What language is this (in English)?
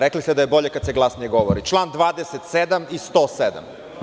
Serbian